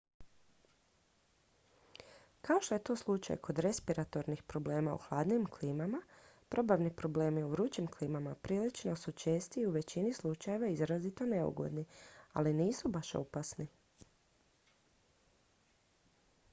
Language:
Croatian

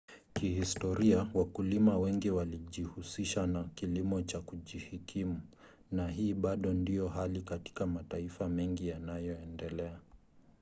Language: Swahili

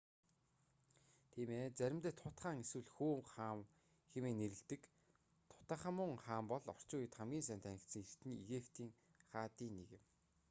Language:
Mongolian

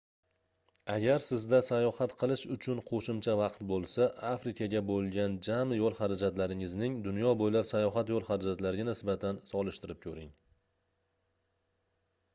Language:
Uzbek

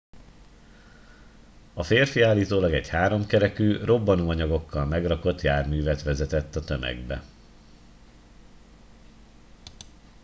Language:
Hungarian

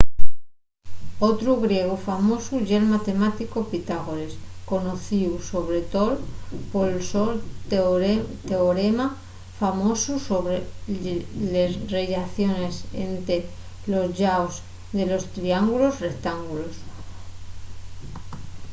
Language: Asturian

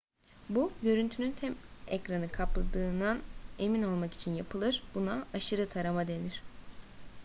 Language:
Turkish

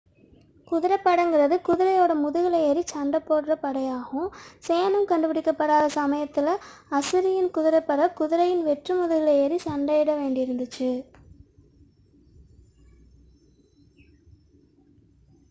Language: Tamil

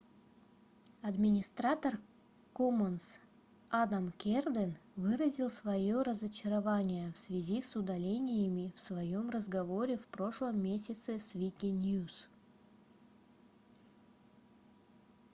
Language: Russian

